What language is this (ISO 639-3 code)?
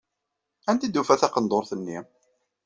kab